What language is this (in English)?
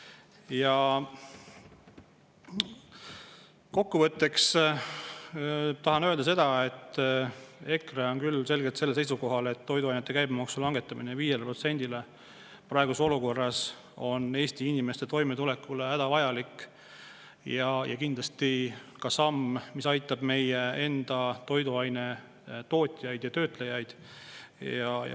Estonian